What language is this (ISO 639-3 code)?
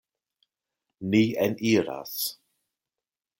epo